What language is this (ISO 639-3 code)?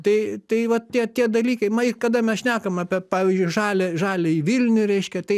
lit